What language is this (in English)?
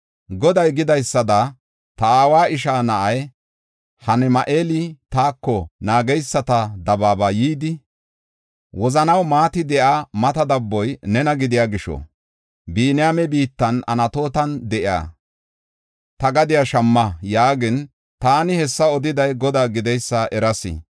Gofa